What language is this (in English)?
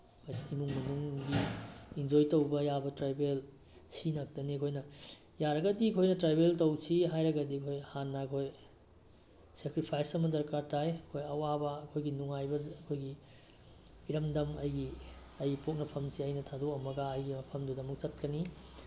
Manipuri